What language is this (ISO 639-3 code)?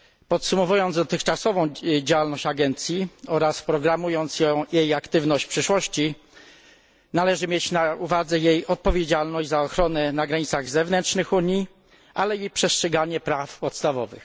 pol